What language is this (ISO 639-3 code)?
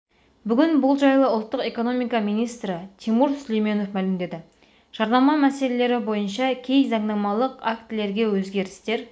kaz